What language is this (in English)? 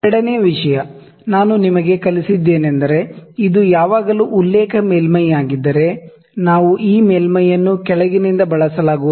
Kannada